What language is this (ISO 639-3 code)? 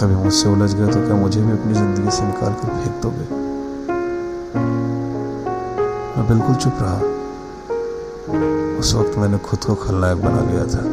hin